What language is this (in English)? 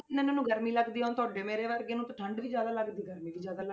Punjabi